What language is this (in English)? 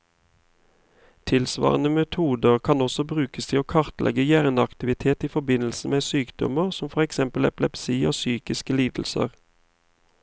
Norwegian